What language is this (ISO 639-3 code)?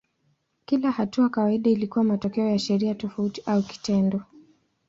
swa